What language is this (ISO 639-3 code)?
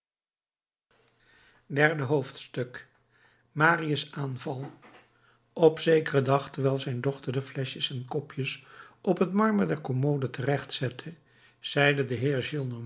nld